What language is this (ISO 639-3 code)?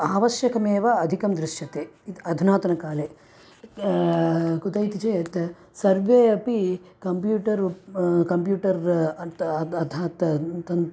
san